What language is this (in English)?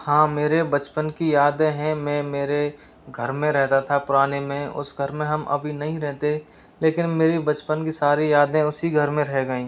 Hindi